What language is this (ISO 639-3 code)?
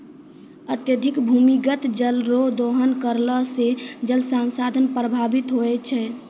mai